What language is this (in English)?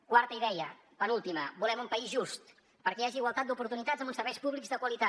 Catalan